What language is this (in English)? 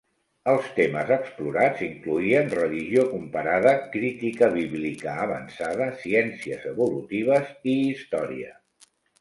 Catalan